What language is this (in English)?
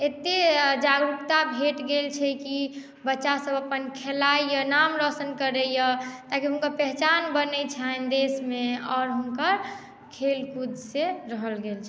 Maithili